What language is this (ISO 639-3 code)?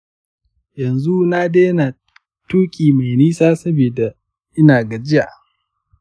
hau